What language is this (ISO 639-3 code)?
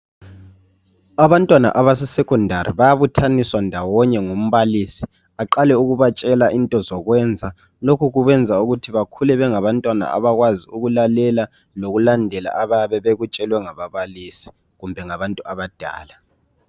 nde